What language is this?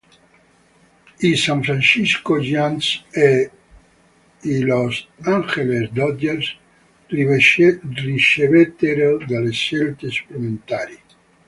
Italian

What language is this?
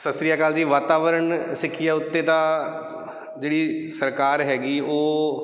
Punjabi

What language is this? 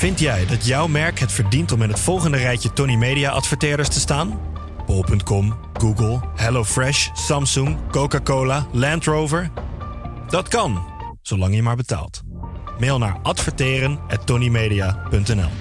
Dutch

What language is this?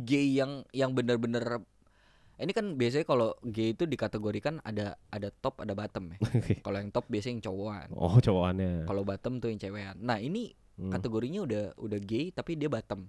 Indonesian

